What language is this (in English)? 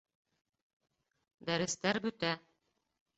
Bashkir